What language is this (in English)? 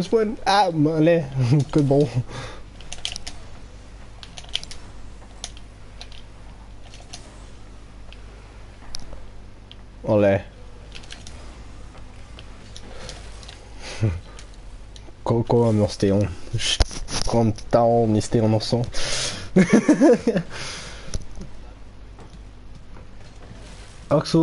Dutch